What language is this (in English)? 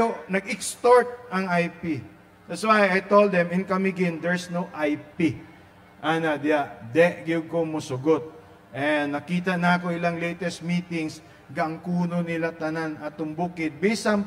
Filipino